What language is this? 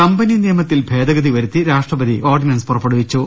Malayalam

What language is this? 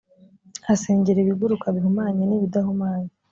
Kinyarwanda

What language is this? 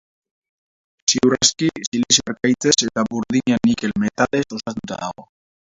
Basque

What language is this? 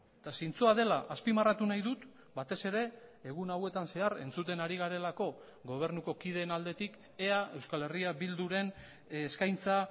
Basque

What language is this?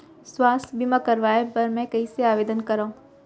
Chhattisgarhi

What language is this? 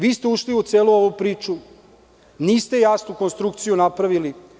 Serbian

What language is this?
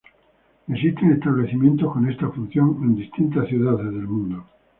Spanish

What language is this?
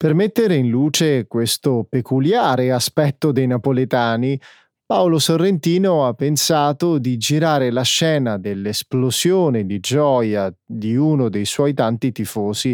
Italian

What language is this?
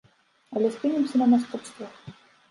Belarusian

